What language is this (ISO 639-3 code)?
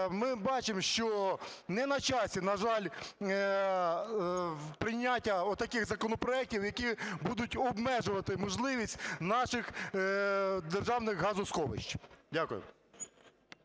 ukr